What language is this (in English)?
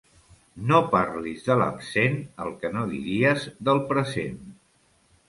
Catalan